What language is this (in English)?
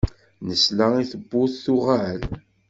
Kabyle